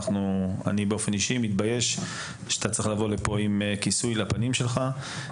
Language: Hebrew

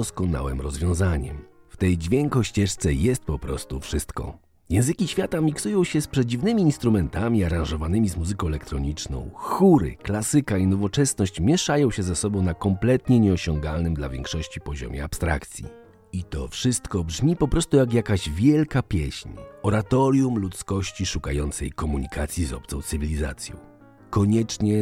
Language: Polish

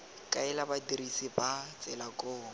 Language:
Tswana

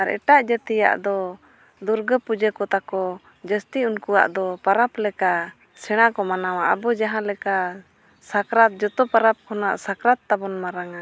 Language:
Santali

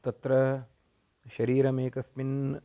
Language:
Sanskrit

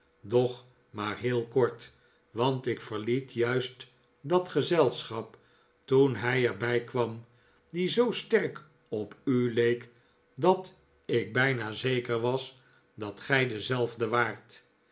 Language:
Dutch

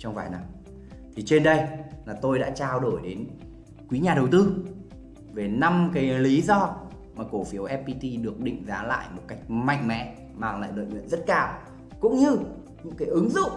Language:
Vietnamese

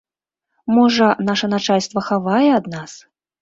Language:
Belarusian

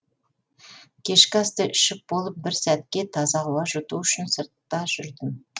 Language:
Kazakh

